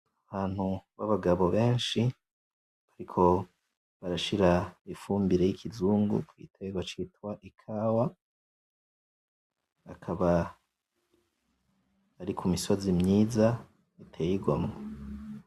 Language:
Rundi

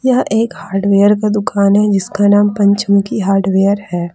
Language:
Hindi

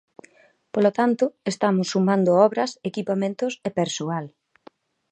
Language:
Galician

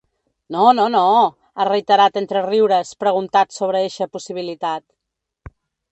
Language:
Catalan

